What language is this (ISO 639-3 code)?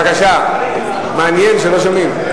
heb